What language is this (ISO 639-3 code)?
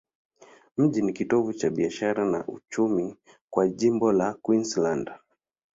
swa